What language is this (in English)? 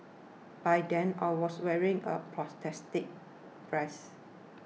English